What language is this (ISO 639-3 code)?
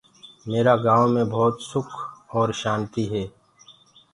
ggg